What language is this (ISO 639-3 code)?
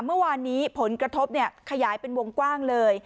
tha